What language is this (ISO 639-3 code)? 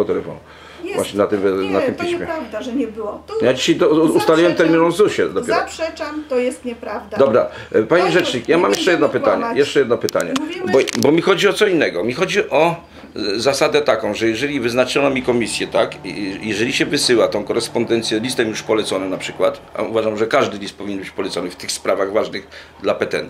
pol